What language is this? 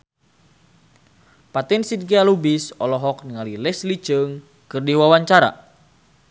Sundanese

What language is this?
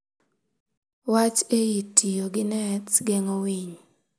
Luo (Kenya and Tanzania)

